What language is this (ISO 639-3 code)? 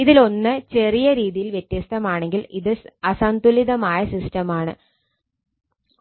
mal